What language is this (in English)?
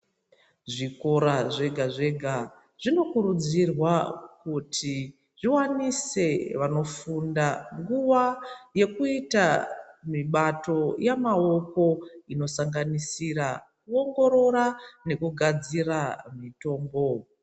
Ndau